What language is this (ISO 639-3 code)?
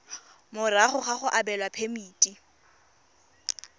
tsn